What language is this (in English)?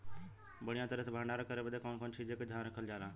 Bhojpuri